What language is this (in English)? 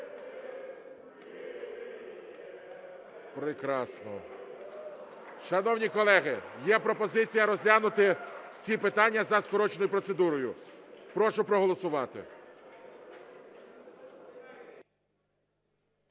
Ukrainian